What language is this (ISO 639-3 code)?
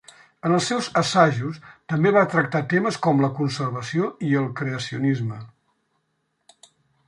cat